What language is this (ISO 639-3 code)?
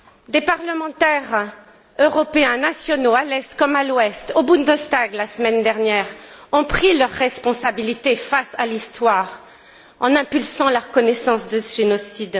fra